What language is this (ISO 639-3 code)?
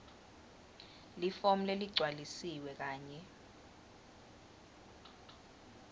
ssw